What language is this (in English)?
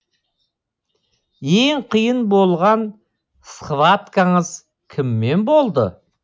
Kazakh